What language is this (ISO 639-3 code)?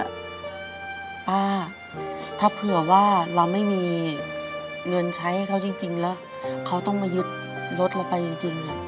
tha